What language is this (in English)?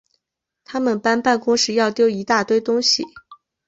Chinese